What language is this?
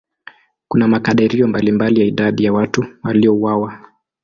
Swahili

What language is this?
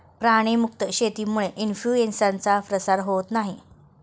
Marathi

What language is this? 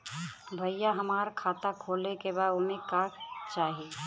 Bhojpuri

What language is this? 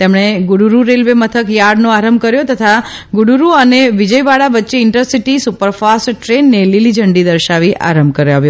Gujarati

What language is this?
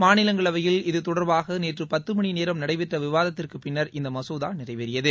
Tamil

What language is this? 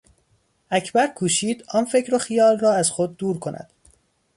Persian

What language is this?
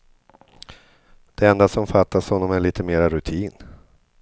Swedish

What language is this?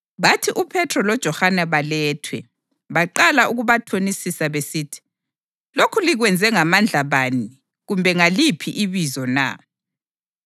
North Ndebele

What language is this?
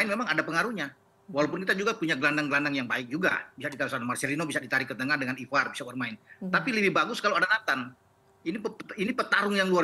Indonesian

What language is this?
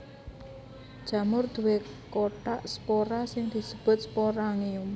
Javanese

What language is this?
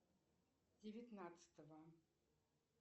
Russian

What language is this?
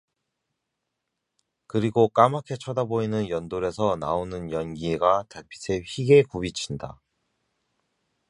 Korean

